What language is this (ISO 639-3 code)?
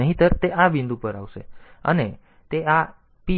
guj